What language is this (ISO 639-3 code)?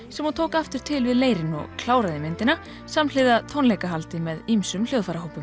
isl